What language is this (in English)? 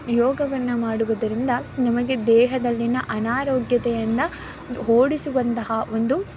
Kannada